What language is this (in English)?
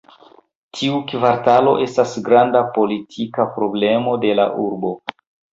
Esperanto